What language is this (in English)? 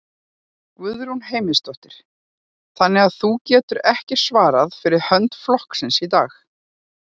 Icelandic